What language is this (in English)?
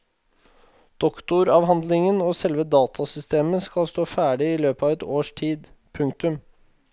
Norwegian